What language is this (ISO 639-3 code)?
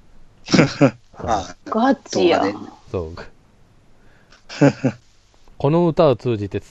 jpn